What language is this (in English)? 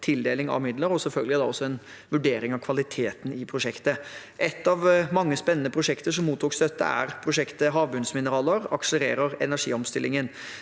Norwegian